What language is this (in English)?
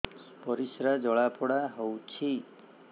Odia